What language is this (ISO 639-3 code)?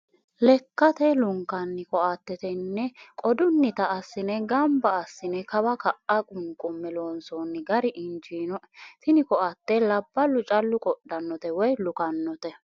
sid